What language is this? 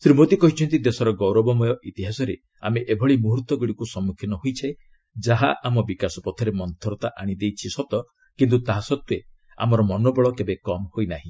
Odia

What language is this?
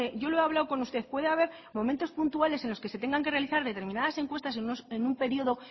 Spanish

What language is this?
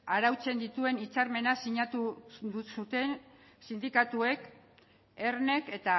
Basque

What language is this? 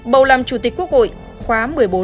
Vietnamese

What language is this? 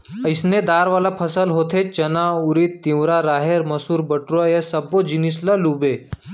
Chhattisgarhi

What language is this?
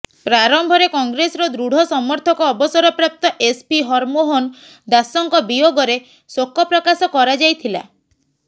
Odia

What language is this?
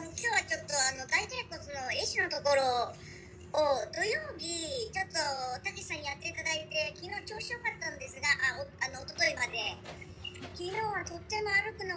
Japanese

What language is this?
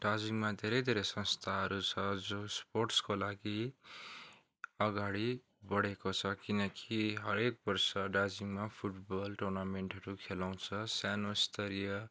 Nepali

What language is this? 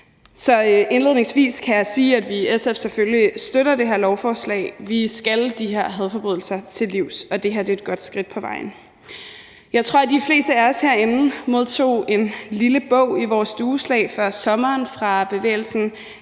Danish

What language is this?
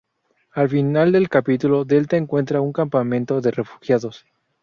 Spanish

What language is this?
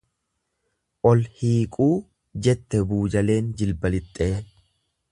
Oromo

